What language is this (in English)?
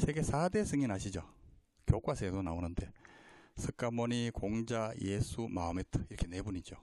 Korean